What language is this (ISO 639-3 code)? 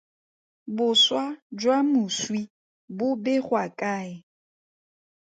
tsn